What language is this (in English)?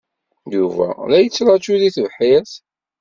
Kabyle